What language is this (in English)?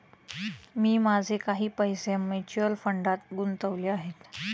Marathi